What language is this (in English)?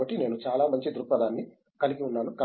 Telugu